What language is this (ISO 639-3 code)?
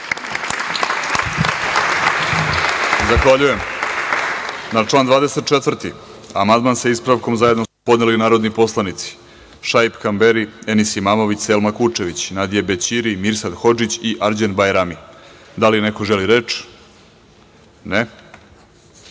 srp